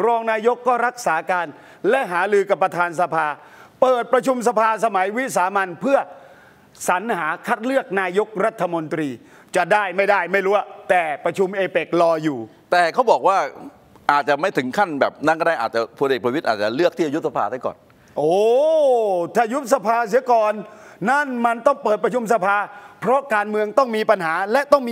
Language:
Thai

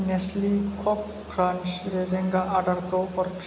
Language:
Bodo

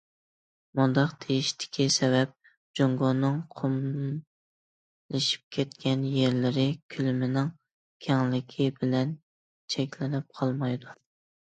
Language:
Uyghur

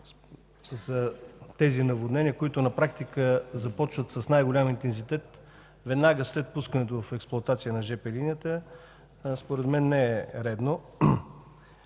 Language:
Bulgarian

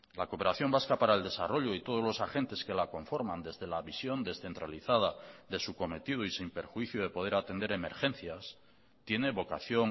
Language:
Spanish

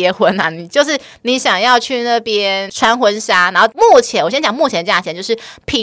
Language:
Chinese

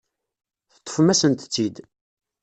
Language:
Kabyle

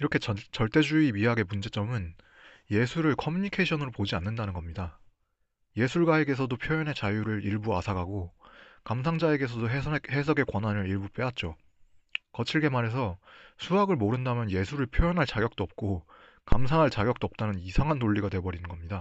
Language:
Korean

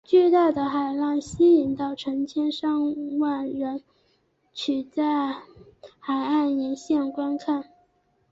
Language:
Chinese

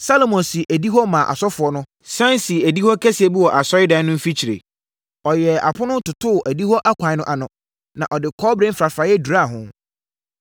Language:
Akan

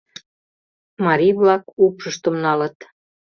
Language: Mari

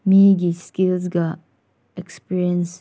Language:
Manipuri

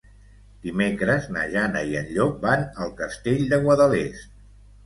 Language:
Catalan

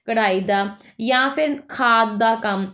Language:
Punjabi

